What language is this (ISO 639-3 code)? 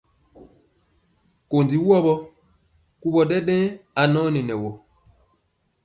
mcx